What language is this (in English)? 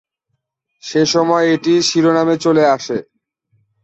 Bangla